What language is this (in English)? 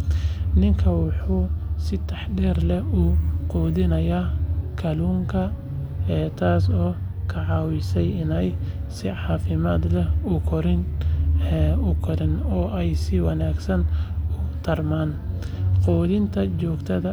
Somali